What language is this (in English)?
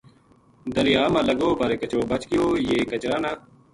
Gujari